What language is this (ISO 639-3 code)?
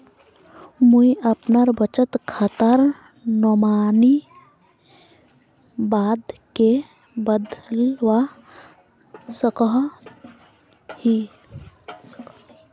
mag